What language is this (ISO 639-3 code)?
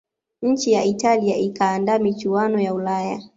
swa